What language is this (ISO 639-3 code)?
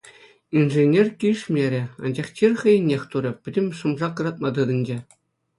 chv